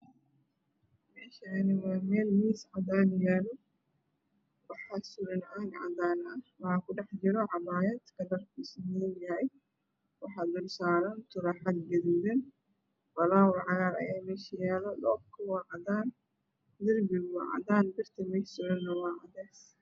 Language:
Somali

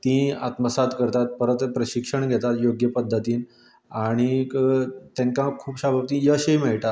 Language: Konkani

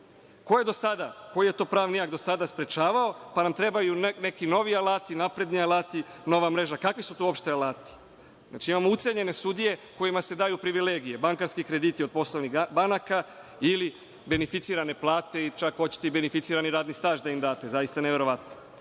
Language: Serbian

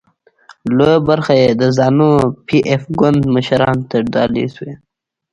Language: Pashto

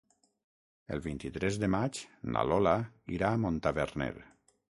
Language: Catalan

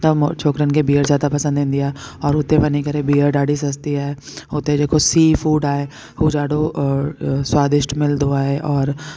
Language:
Sindhi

